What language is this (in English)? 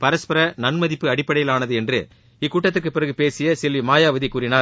Tamil